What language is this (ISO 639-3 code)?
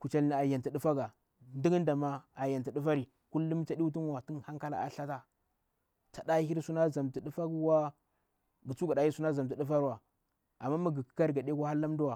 bwr